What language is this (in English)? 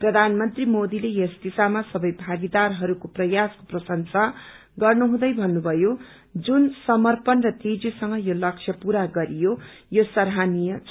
Nepali